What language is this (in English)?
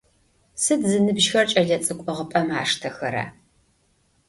Adyghe